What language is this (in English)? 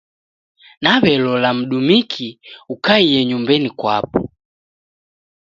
Taita